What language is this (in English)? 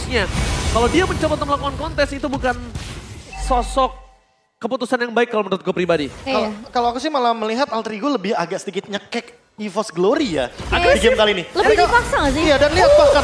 Indonesian